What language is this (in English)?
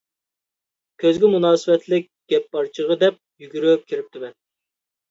Uyghur